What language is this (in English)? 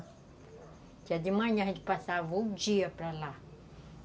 Portuguese